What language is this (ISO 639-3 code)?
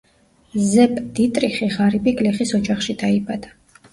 kat